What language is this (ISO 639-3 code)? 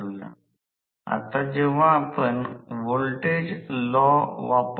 mar